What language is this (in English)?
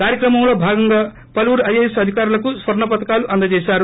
Telugu